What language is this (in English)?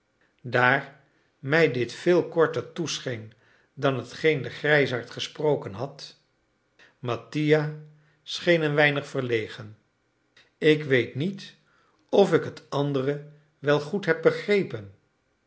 Dutch